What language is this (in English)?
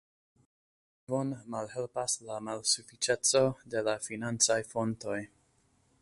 Esperanto